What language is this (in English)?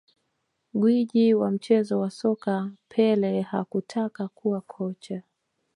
Swahili